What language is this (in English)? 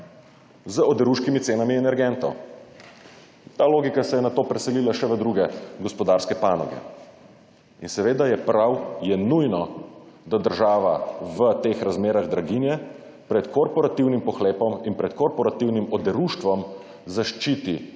Slovenian